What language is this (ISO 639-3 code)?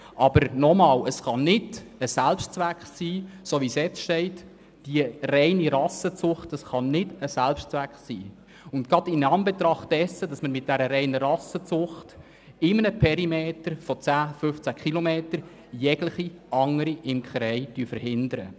gsw